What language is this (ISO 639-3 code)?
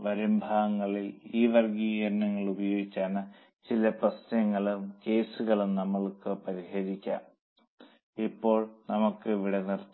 mal